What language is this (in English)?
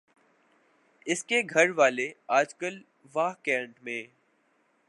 Urdu